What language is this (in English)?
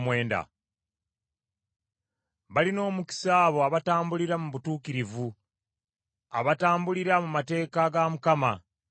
Ganda